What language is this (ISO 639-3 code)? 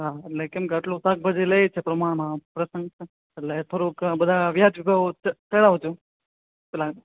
guj